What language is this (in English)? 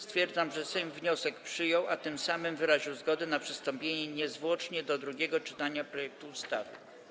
Polish